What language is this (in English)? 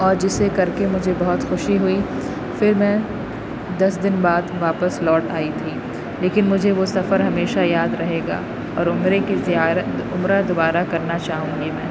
Urdu